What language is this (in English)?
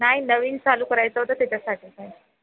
Marathi